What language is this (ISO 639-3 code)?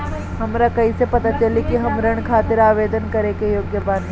bho